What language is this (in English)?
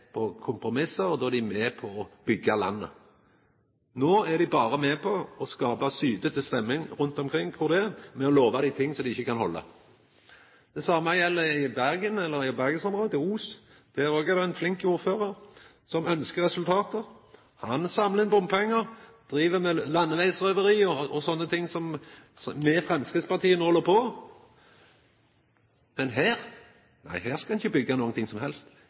Norwegian Nynorsk